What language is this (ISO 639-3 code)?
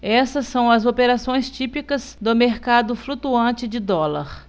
por